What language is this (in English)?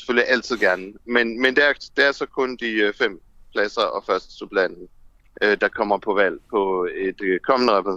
Danish